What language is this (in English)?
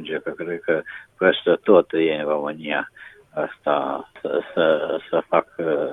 Romanian